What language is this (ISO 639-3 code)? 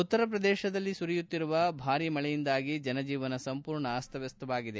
kan